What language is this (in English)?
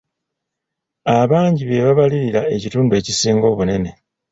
Ganda